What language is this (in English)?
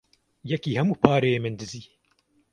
Kurdish